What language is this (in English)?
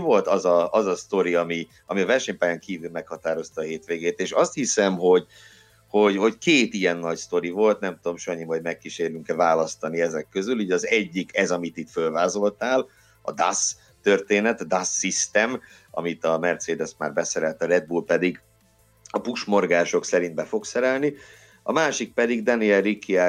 Hungarian